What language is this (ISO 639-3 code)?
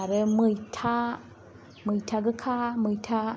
brx